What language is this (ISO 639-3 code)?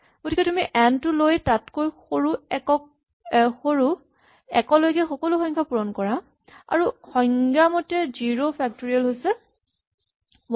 asm